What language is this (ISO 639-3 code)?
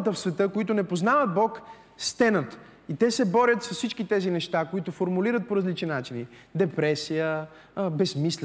bul